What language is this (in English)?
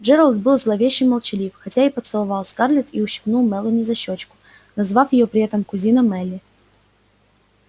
Russian